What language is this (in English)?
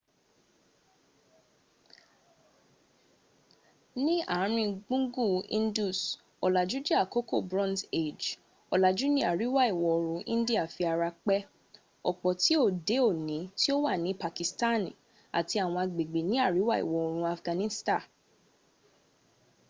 Yoruba